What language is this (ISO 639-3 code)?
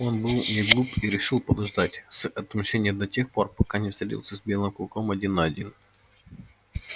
rus